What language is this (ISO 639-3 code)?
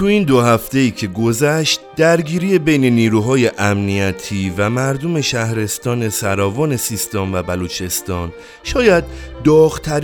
fas